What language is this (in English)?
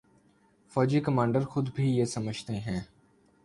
Urdu